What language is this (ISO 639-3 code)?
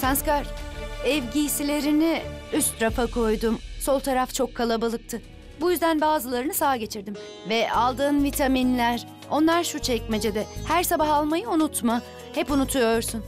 tur